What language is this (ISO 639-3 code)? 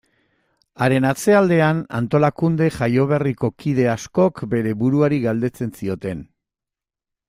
eus